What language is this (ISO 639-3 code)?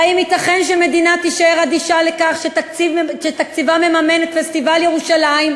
heb